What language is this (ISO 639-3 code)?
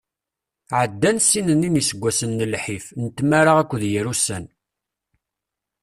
kab